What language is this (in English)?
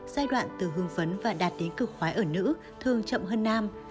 Vietnamese